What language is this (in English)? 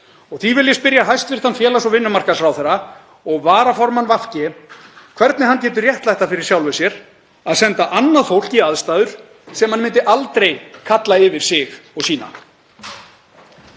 Icelandic